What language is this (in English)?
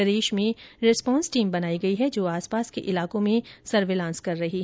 Hindi